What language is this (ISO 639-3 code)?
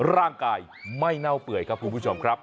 tha